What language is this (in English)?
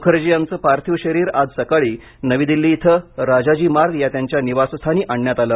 Marathi